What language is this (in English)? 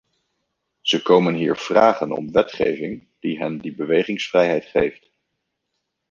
Dutch